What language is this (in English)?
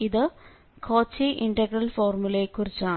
Malayalam